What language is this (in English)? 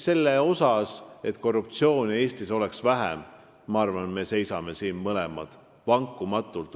Estonian